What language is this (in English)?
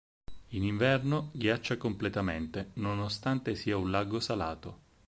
Italian